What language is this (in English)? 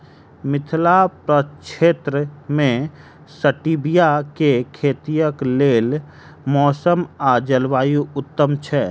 Maithili